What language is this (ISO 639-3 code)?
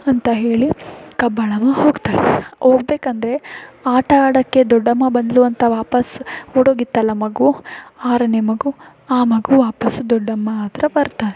kan